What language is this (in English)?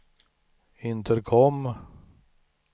Swedish